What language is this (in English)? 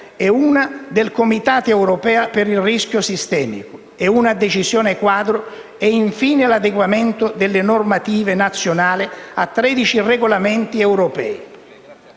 Italian